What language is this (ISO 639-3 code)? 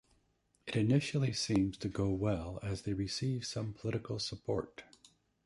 eng